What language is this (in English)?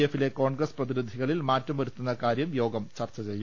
Malayalam